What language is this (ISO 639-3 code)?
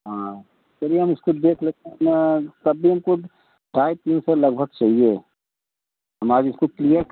hin